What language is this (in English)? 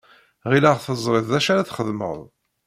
Kabyle